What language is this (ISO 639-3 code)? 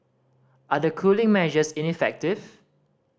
eng